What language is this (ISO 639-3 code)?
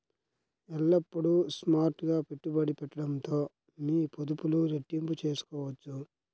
tel